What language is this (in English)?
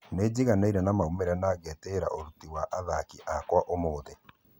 Kikuyu